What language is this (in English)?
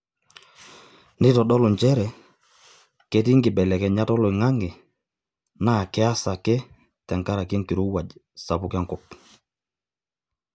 Masai